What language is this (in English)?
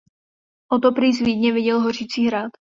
Czech